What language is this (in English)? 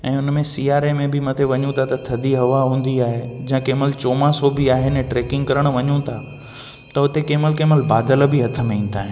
Sindhi